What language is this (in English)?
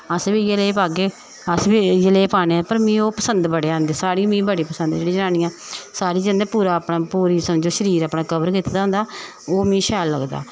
Dogri